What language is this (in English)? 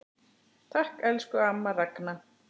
Icelandic